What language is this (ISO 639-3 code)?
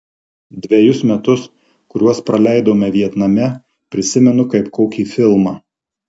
lit